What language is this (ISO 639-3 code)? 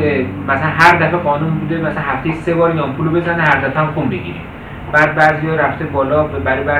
fas